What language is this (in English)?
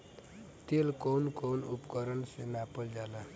Bhojpuri